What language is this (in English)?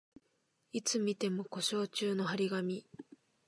Japanese